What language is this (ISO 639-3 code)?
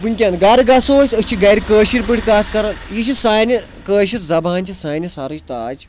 kas